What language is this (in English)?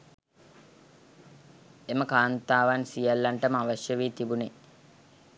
Sinhala